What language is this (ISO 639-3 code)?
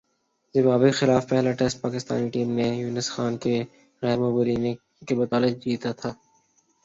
urd